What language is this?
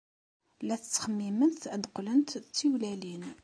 Kabyle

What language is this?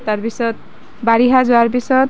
Assamese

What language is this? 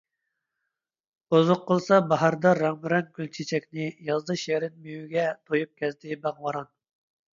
Uyghur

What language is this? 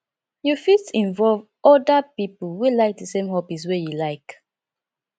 Nigerian Pidgin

